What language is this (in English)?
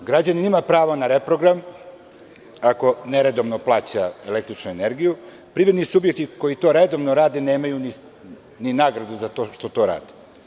Serbian